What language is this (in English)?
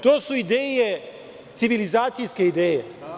Serbian